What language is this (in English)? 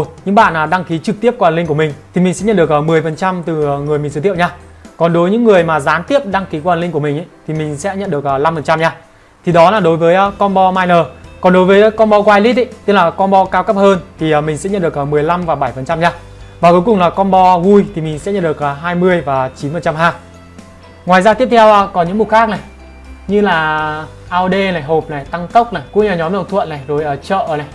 Vietnamese